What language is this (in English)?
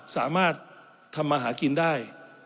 Thai